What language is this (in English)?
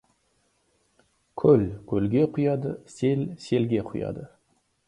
Kazakh